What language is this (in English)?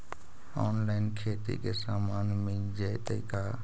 Magahi